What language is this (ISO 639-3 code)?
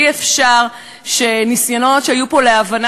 heb